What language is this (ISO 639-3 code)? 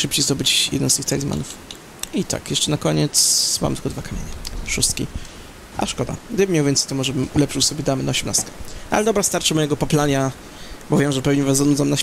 pol